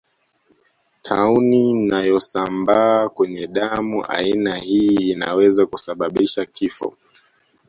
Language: Swahili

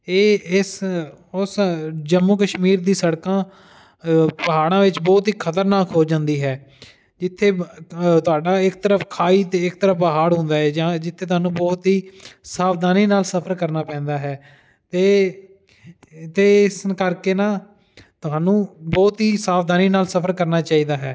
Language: Punjabi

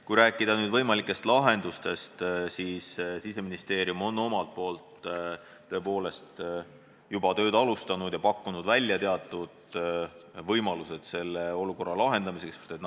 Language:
Estonian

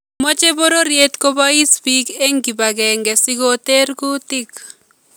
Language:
Kalenjin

